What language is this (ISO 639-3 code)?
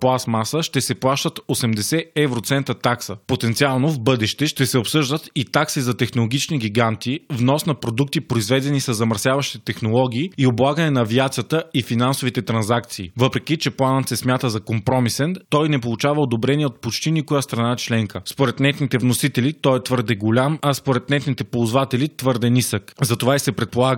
bul